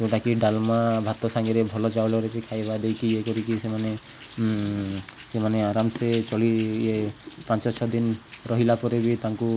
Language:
Odia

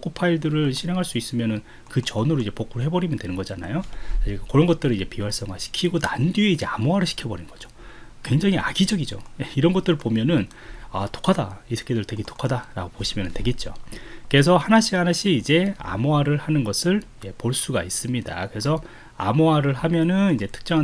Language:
Korean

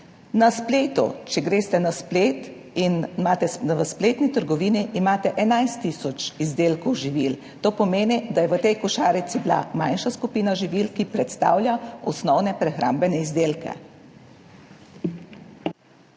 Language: Slovenian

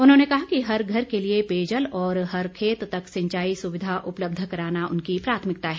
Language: Hindi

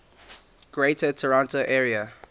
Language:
English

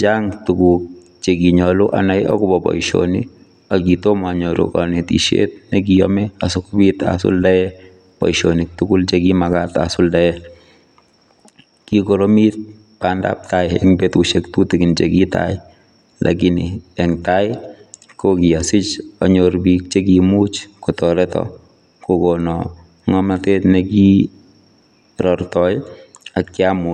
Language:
Kalenjin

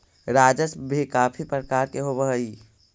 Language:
Magahi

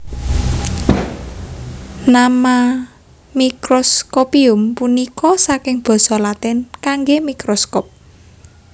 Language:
Javanese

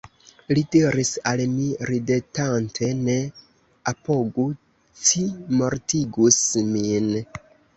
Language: Esperanto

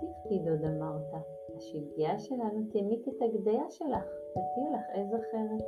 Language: Hebrew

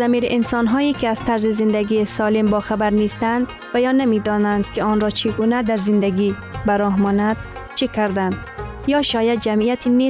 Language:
Persian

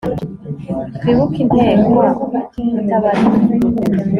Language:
Kinyarwanda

